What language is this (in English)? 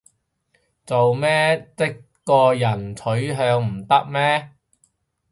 Cantonese